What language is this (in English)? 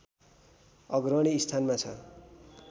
Nepali